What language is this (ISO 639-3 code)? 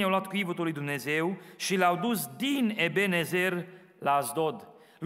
ron